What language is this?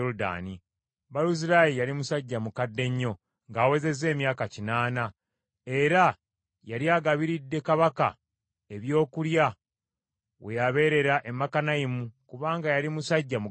Ganda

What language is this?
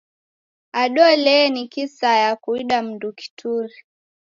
Taita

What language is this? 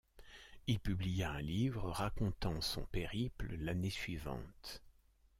French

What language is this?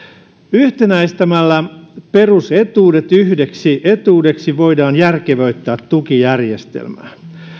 Finnish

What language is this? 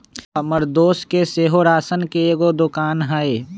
Magahi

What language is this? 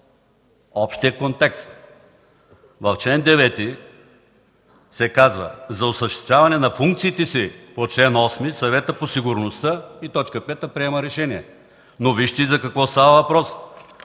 Bulgarian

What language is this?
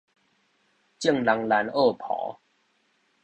Min Nan Chinese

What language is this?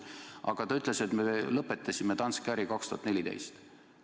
Estonian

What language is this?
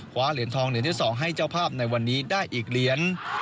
Thai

